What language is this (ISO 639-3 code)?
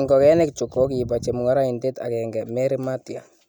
kln